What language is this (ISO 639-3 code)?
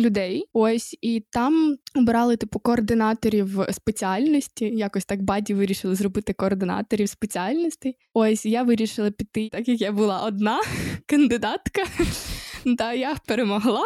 ukr